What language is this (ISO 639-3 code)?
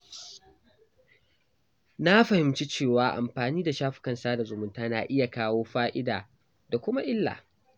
hau